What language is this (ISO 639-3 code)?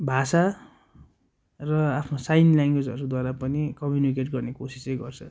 nep